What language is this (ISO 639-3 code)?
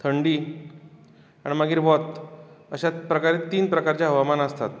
kok